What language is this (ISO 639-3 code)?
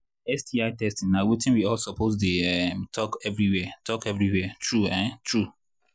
pcm